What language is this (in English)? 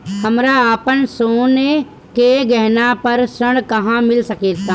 Bhojpuri